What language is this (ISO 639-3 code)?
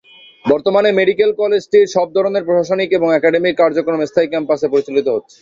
ben